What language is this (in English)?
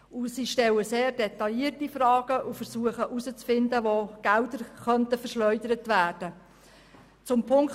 Swiss German